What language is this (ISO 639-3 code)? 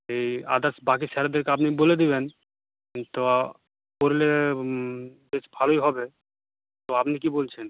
ben